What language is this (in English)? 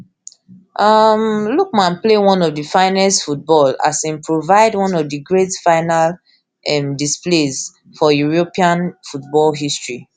Nigerian Pidgin